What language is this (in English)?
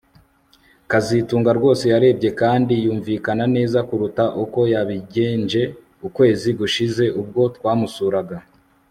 Kinyarwanda